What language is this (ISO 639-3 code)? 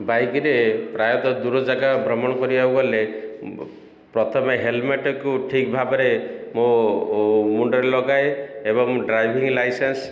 ori